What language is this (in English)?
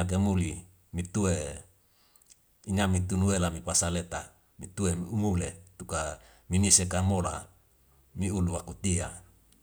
Wemale